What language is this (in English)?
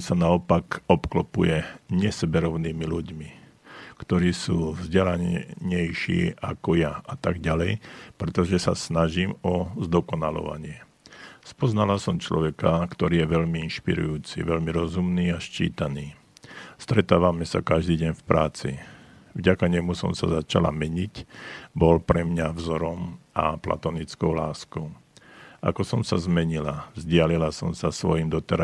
Slovak